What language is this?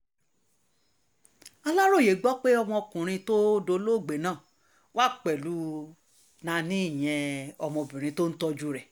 Yoruba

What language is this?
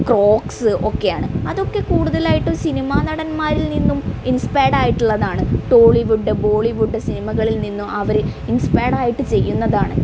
Malayalam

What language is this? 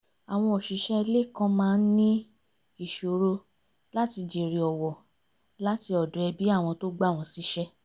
Yoruba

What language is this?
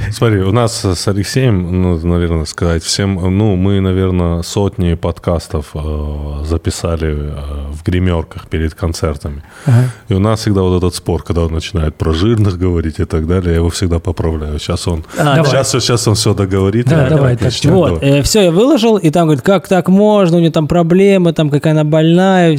Russian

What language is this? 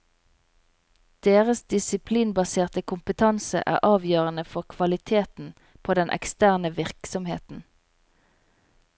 Norwegian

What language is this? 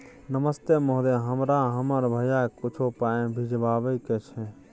Maithili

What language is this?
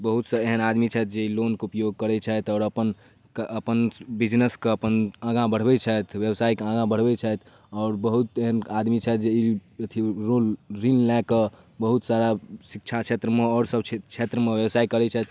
Maithili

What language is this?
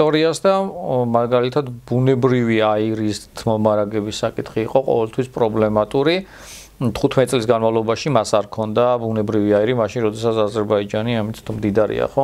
Romanian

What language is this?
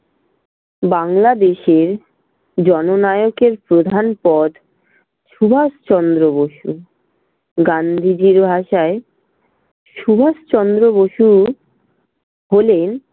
Bangla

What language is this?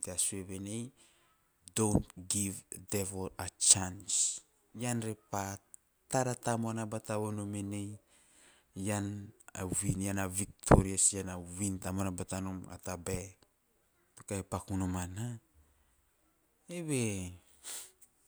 Teop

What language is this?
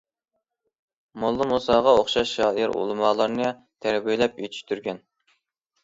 Uyghur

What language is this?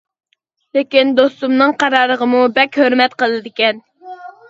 Uyghur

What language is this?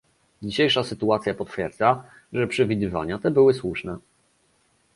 Polish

